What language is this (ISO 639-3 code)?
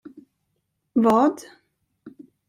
swe